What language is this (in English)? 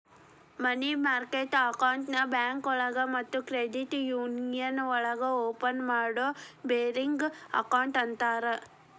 Kannada